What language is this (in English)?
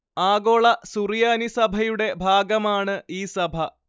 Malayalam